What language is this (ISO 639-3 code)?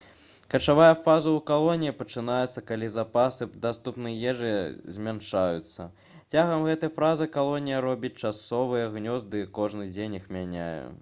bel